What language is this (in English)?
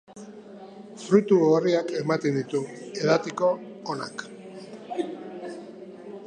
Basque